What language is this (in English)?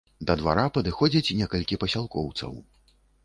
Belarusian